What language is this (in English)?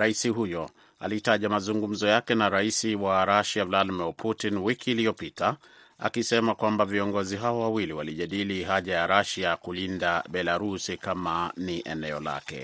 Swahili